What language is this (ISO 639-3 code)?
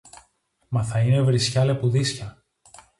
ell